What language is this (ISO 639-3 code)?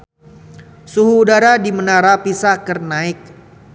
sun